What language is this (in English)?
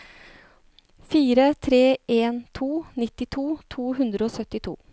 Norwegian